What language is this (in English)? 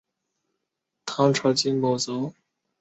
Chinese